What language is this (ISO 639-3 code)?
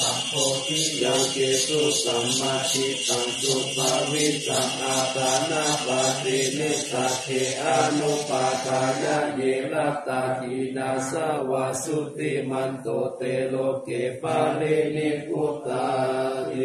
tha